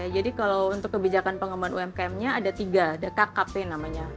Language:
Indonesian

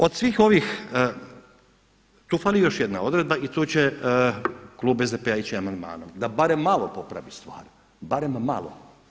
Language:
Croatian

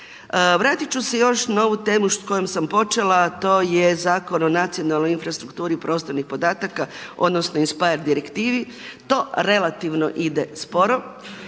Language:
Croatian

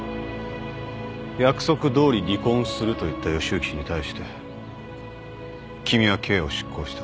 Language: Japanese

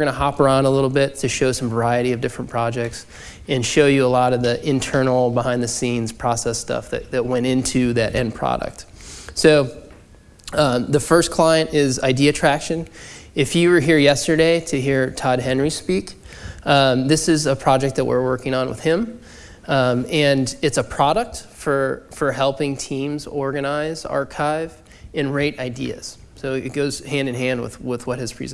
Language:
English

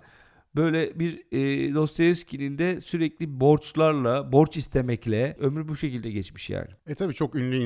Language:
Turkish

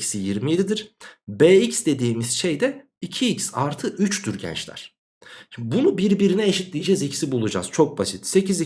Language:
Turkish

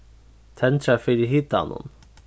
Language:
Faroese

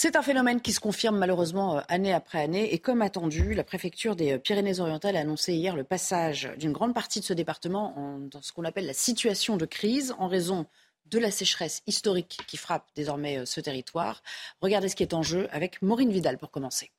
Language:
French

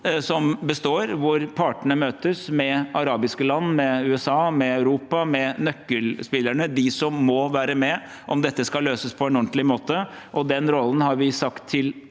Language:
Norwegian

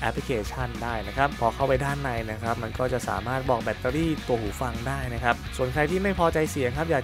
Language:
Thai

